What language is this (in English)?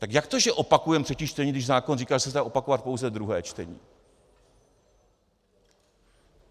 Czech